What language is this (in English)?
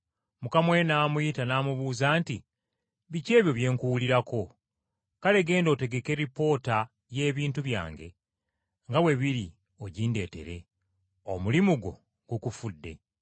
Ganda